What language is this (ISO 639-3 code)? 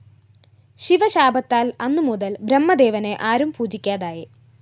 mal